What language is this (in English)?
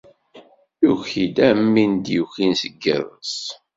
Kabyle